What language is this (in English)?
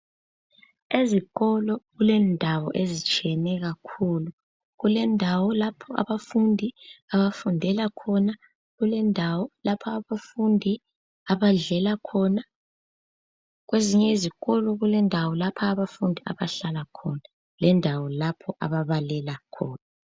North Ndebele